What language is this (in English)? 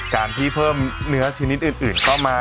Thai